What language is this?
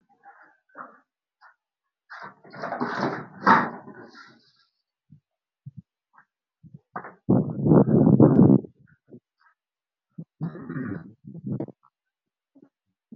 Somali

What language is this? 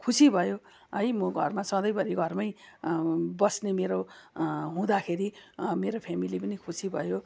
Nepali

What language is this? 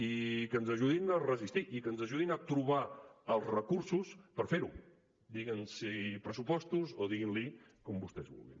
Catalan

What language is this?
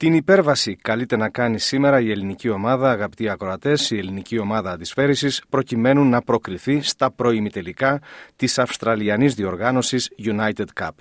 Greek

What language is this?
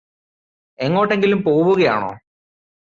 Malayalam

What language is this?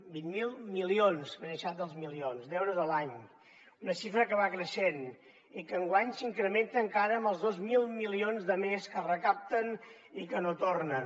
Catalan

